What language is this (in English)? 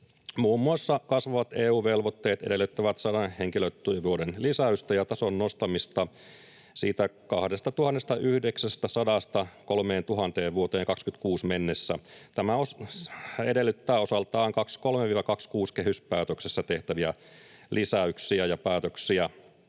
Finnish